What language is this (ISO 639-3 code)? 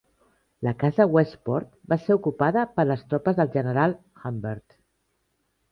cat